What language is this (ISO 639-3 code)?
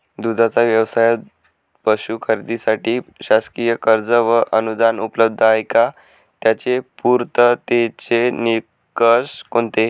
mar